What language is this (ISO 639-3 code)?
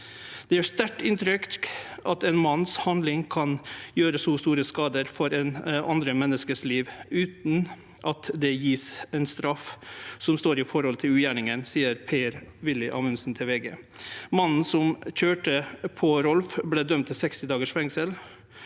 nor